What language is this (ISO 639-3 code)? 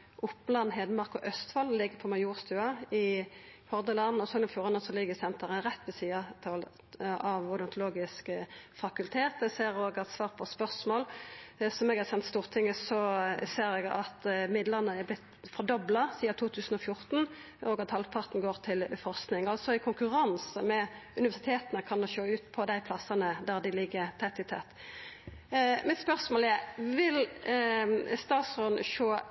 nno